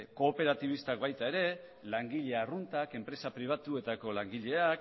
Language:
Basque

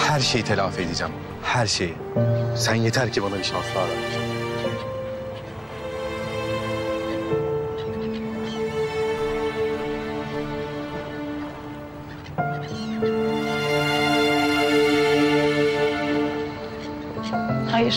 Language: Turkish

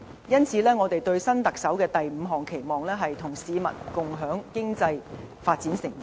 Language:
Cantonese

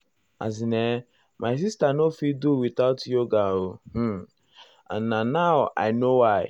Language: Nigerian Pidgin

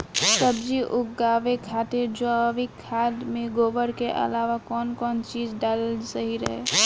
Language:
Bhojpuri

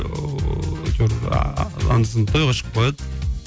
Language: Kazakh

